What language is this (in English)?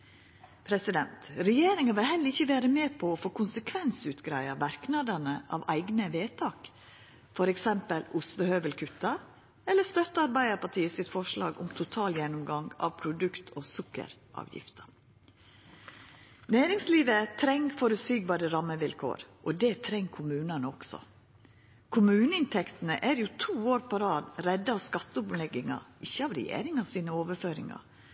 Norwegian Nynorsk